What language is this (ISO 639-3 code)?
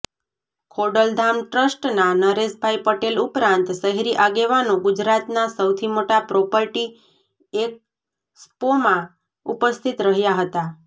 guj